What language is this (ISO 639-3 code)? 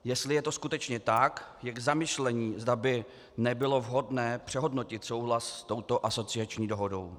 ces